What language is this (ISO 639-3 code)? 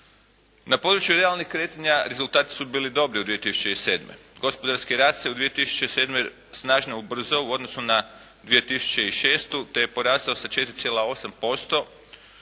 hrv